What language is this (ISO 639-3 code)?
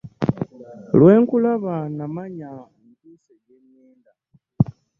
lug